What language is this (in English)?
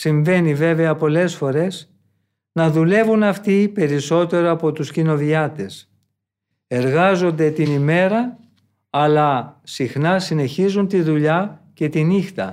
Greek